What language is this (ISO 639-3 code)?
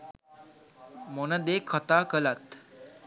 sin